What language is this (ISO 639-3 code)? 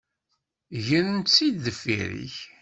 kab